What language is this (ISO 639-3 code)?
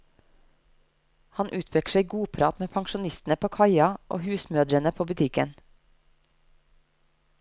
nor